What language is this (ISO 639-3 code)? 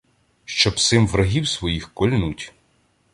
ukr